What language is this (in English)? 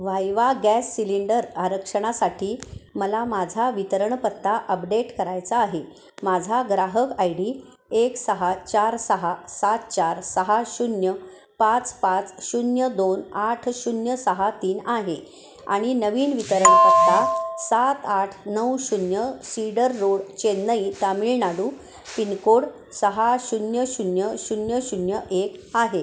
Marathi